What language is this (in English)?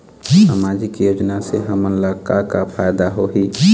Chhattisgarhi